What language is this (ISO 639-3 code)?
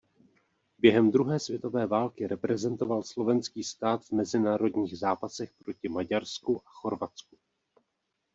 ces